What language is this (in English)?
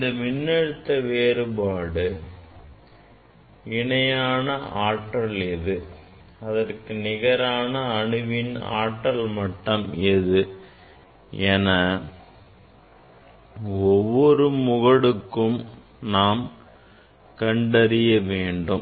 Tamil